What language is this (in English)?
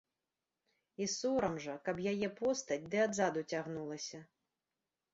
Belarusian